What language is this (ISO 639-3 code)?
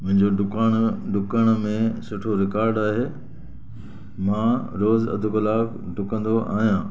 snd